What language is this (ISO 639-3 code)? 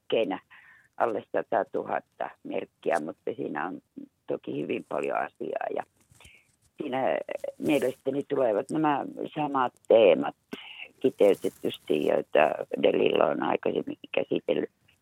fin